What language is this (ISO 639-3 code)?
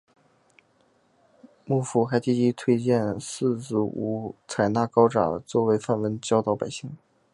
zho